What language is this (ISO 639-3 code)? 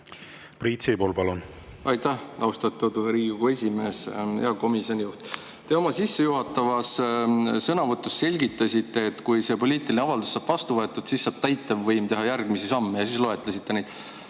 est